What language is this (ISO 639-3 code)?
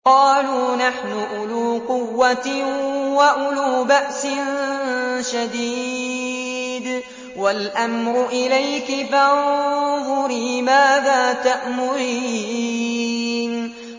ara